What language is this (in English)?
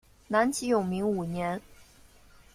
Chinese